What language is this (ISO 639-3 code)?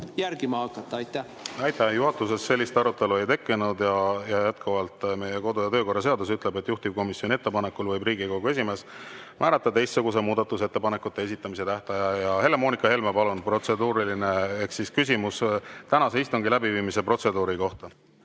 est